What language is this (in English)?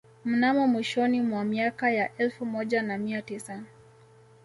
Swahili